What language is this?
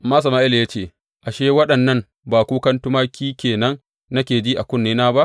Hausa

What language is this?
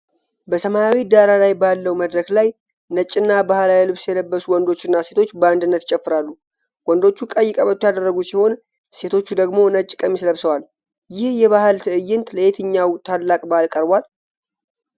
Amharic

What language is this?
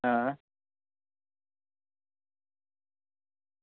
Dogri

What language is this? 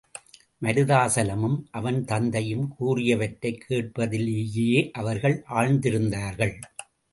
Tamil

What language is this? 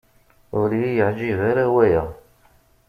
Kabyle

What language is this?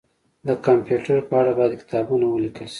Pashto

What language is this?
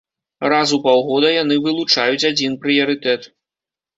Belarusian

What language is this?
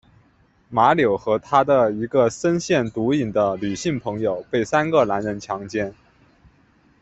Chinese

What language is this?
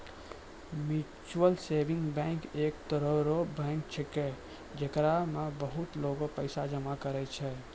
Maithili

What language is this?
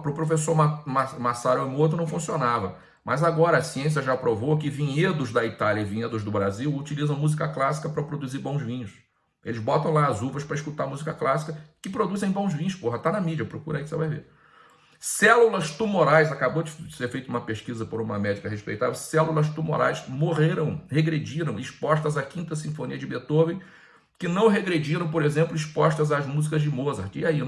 Portuguese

